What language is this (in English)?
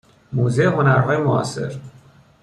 Persian